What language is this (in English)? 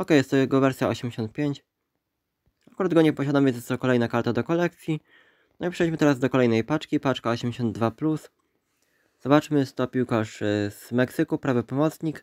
Polish